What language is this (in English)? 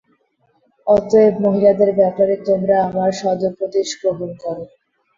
Bangla